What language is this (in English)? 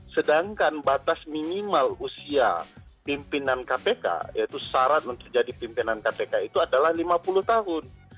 Indonesian